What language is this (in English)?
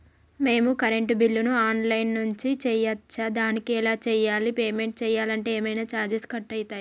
Telugu